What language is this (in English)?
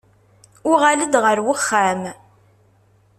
Kabyle